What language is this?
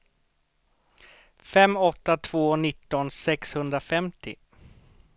Swedish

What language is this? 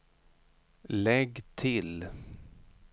Swedish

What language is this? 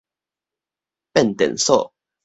Min Nan Chinese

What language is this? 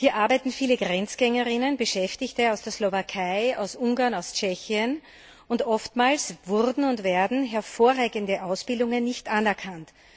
German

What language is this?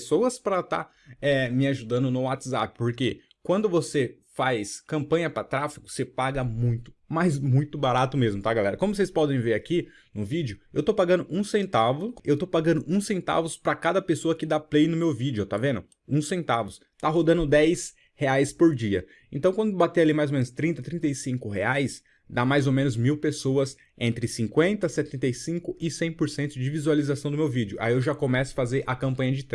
Portuguese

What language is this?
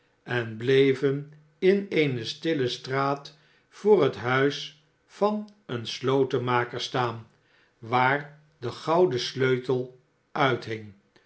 Dutch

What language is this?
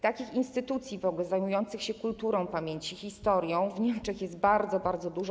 Polish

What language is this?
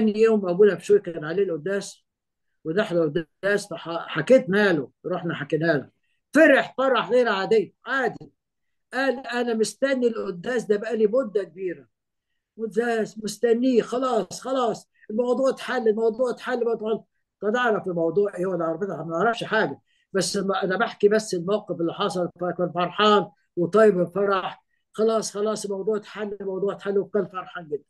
Arabic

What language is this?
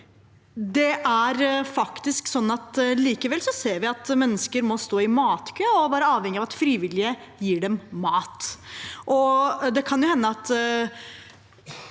Norwegian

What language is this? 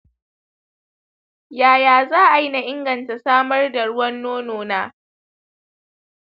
Hausa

